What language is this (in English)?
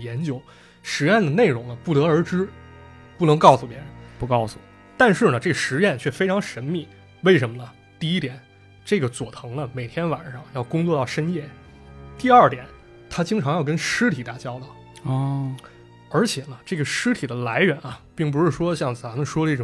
Chinese